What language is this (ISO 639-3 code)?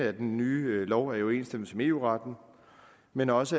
dan